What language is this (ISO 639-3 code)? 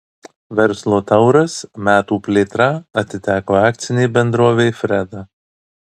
lit